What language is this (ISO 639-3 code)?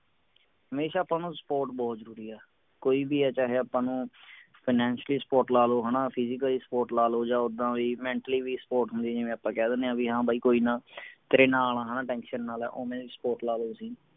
pan